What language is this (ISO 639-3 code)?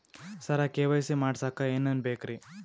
kan